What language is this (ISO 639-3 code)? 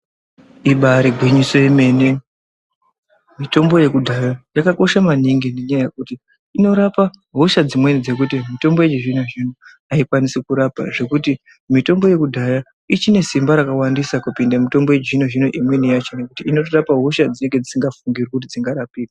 ndc